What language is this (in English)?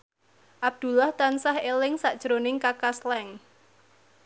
Javanese